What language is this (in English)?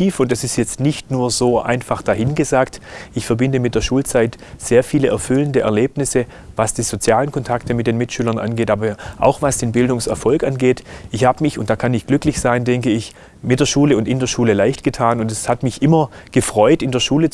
German